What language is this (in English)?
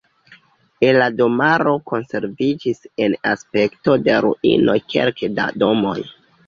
Esperanto